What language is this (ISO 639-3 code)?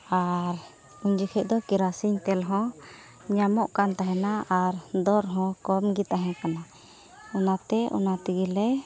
sat